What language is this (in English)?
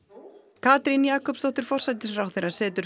Icelandic